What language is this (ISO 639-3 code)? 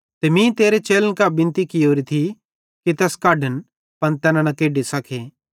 bhd